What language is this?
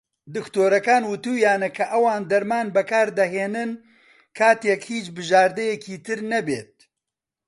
Central Kurdish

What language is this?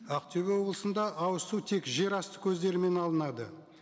Kazakh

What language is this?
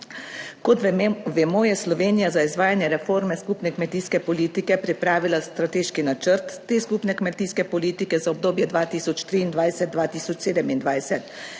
Slovenian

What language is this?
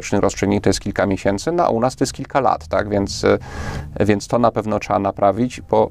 Polish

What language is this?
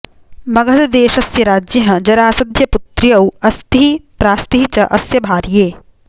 Sanskrit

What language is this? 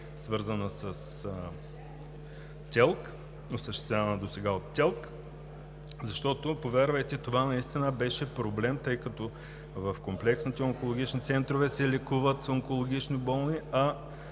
Bulgarian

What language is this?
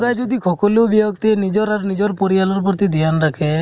Assamese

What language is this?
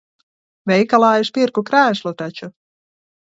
Latvian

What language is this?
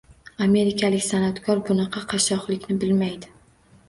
Uzbek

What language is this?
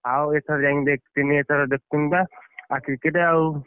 Odia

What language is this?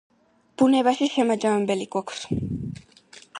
Georgian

